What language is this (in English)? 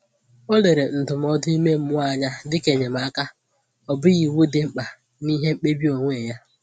Igbo